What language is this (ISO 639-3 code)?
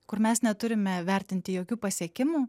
lit